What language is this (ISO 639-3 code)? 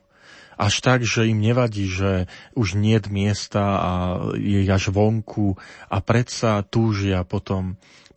slk